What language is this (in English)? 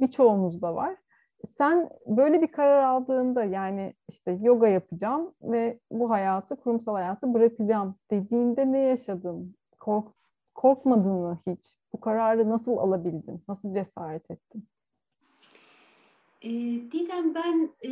Turkish